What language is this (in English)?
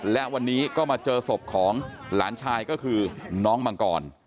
Thai